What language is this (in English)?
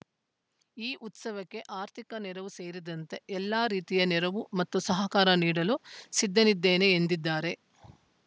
Kannada